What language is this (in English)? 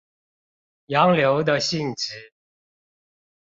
Chinese